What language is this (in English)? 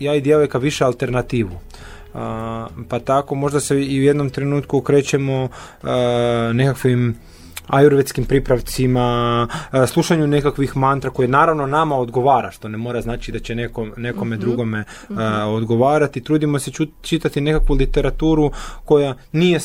Croatian